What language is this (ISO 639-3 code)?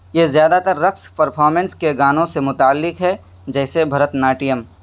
urd